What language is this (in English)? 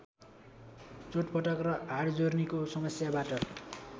Nepali